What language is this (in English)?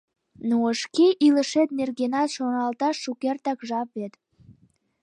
Mari